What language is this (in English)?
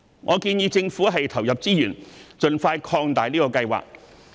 Cantonese